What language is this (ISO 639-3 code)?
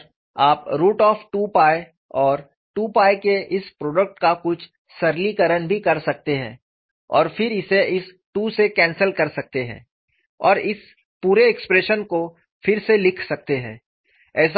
hin